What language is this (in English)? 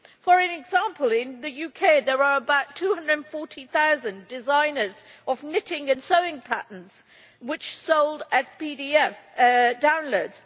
English